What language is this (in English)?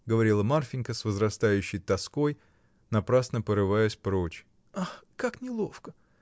Russian